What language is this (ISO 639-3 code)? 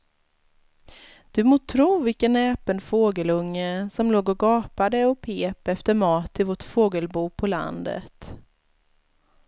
swe